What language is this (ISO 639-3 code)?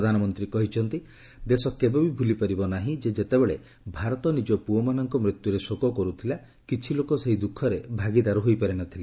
ori